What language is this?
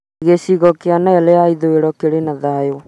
Kikuyu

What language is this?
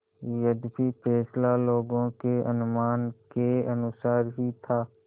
Hindi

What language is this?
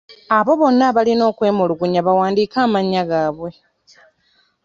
Ganda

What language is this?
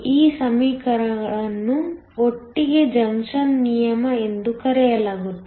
Kannada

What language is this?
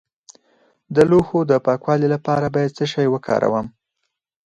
Pashto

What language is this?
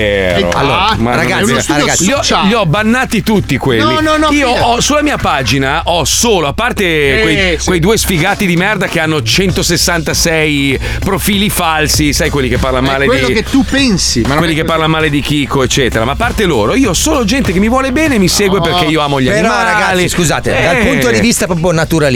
Italian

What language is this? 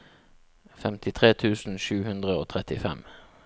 Norwegian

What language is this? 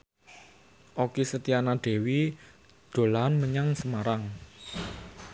Javanese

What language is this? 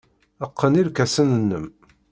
Kabyle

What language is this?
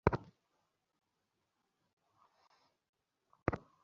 Bangla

